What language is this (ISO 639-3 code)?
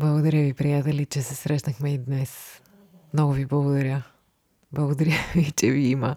bul